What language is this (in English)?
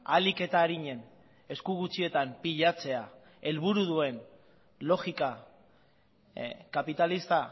Basque